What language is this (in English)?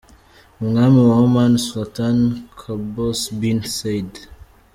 Kinyarwanda